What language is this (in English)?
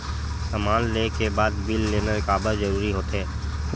Chhattisgarhi